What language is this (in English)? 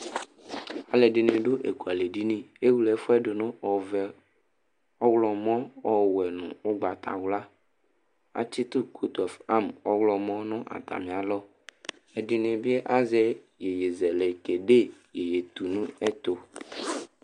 Ikposo